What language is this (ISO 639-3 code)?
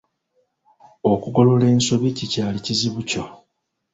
lug